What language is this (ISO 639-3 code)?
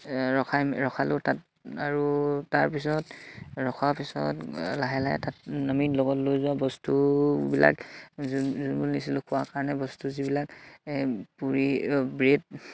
asm